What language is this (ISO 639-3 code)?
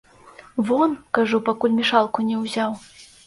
bel